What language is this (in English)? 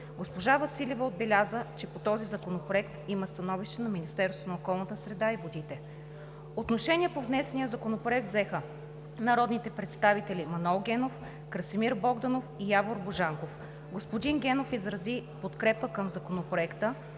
Bulgarian